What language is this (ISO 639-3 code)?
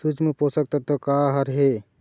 hne